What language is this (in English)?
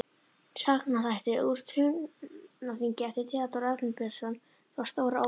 Icelandic